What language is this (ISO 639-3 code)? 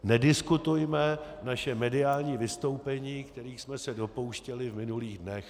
ces